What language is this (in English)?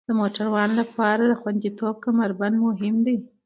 Pashto